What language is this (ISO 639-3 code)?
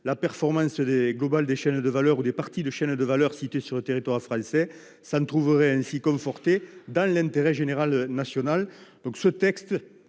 fra